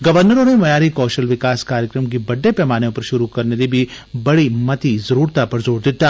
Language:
Dogri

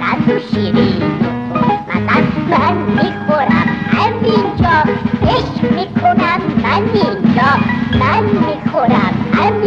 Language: Persian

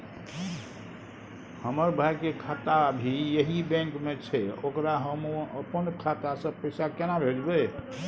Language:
Maithili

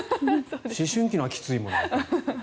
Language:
Japanese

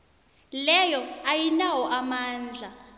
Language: South Ndebele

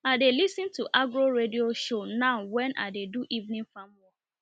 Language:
Nigerian Pidgin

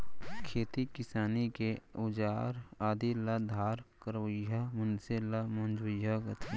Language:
Chhattisgarhi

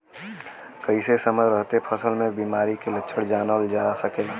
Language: Bhojpuri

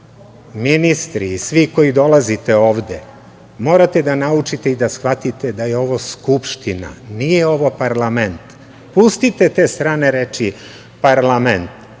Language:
Serbian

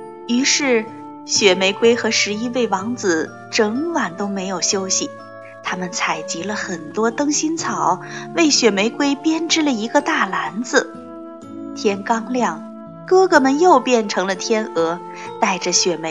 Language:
Chinese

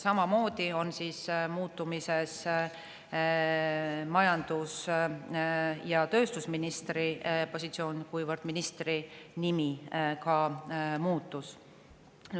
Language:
Estonian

